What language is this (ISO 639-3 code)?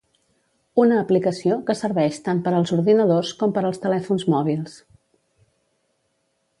cat